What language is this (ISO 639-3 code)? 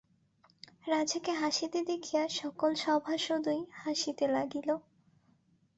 ben